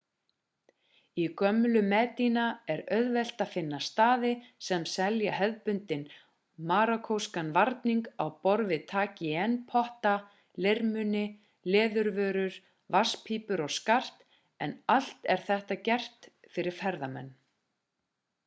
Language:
Icelandic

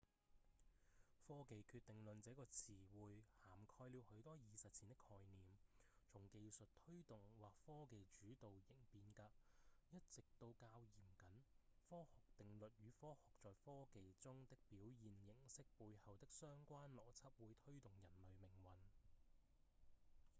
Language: Cantonese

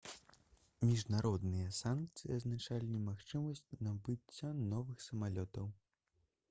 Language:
Belarusian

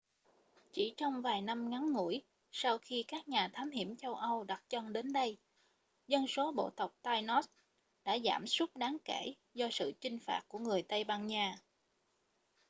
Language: Vietnamese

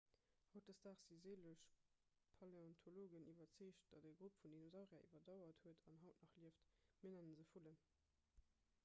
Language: Luxembourgish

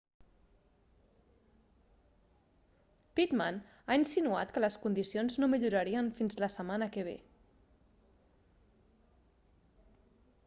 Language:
Catalan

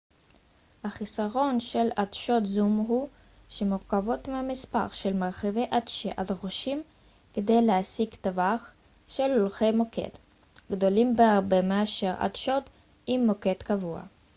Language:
Hebrew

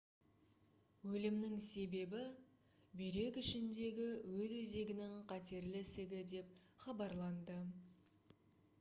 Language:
Kazakh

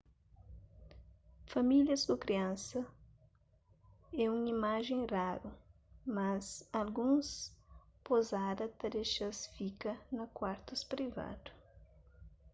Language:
Kabuverdianu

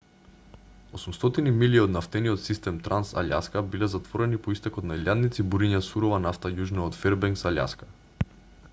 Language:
Macedonian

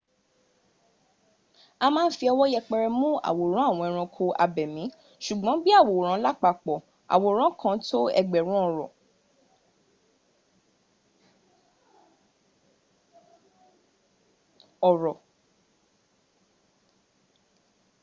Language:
Yoruba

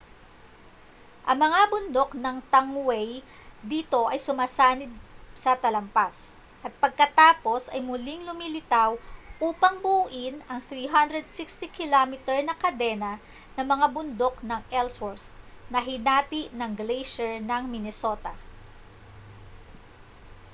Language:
Filipino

